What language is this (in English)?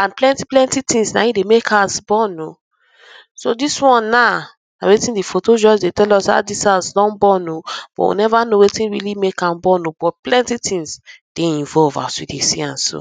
Nigerian Pidgin